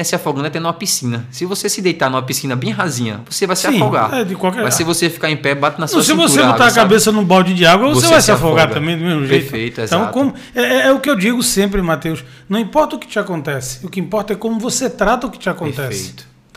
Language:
Portuguese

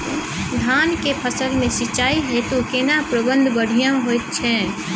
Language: Maithili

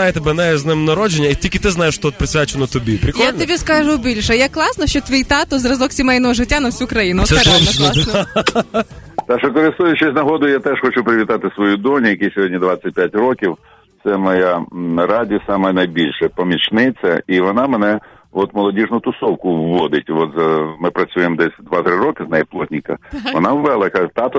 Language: Ukrainian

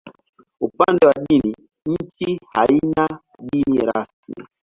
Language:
Swahili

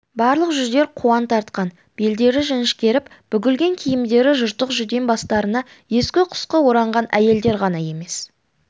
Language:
Kazakh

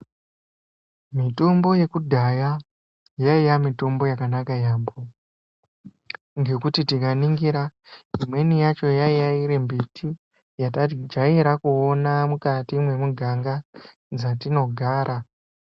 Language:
Ndau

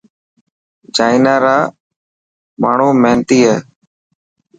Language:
Dhatki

